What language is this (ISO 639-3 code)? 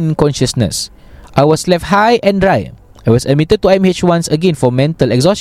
msa